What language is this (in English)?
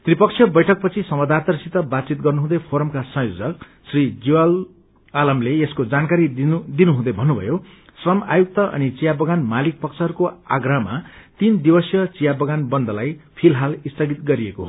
Nepali